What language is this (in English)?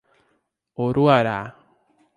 Portuguese